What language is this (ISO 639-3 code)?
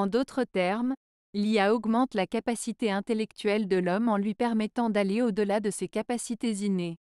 fra